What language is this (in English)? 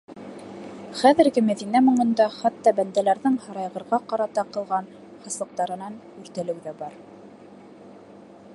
Bashkir